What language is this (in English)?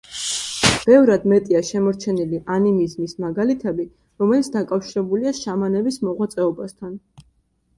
Georgian